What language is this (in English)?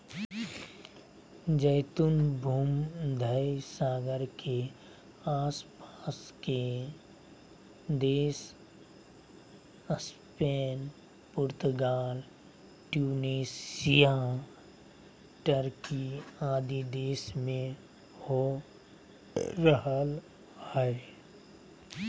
Magahi